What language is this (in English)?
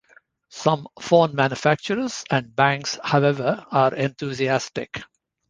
English